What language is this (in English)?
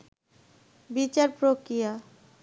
Bangla